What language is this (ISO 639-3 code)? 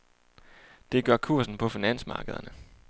dan